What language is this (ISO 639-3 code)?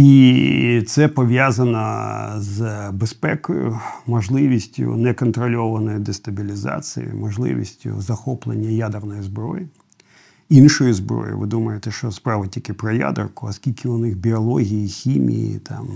ukr